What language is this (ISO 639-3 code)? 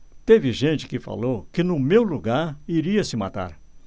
por